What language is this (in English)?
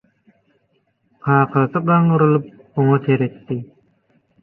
Turkmen